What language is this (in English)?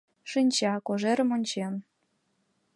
Mari